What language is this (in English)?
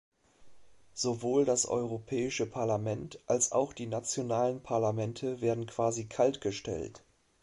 German